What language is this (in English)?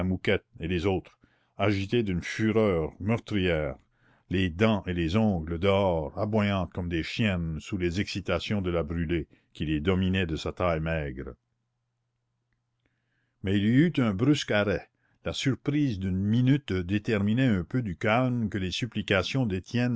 French